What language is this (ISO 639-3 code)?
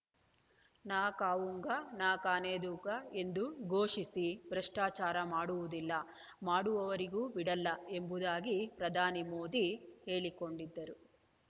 kan